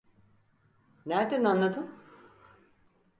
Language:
Turkish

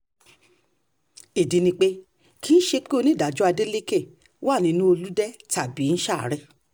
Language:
Yoruba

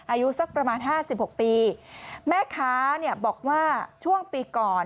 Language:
Thai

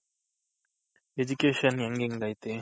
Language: Kannada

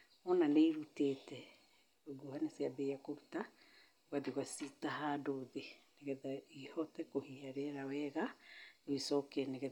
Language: Kikuyu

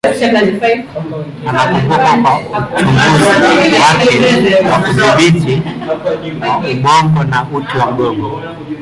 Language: Swahili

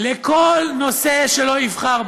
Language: Hebrew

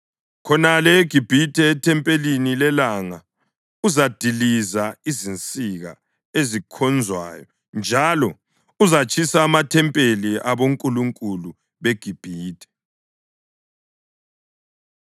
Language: North Ndebele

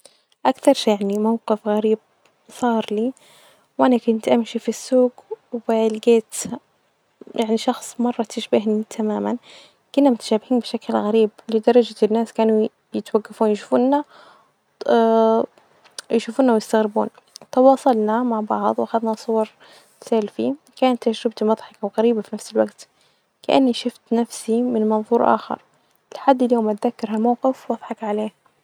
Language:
Najdi Arabic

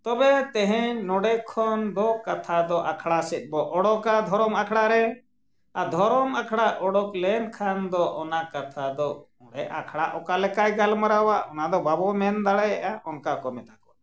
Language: Santali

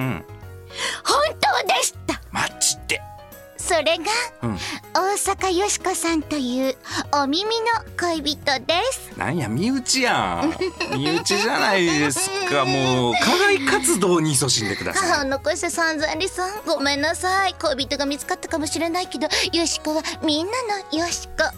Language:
Japanese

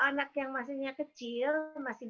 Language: Indonesian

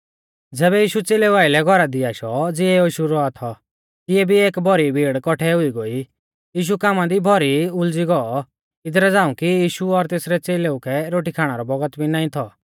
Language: Mahasu Pahari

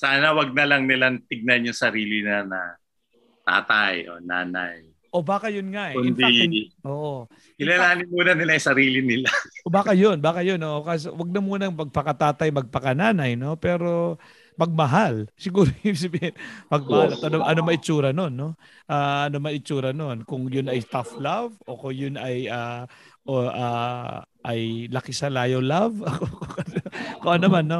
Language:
Filipino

